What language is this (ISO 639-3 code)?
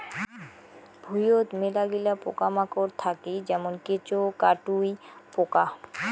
ben